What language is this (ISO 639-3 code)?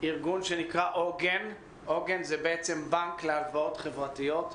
heb